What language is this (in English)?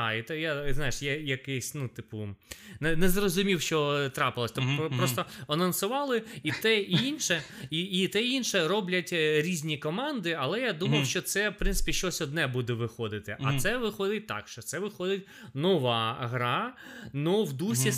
Ukrainian